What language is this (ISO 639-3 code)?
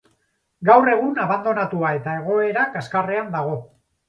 eus